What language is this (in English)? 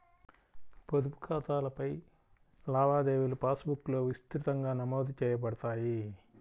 Telugu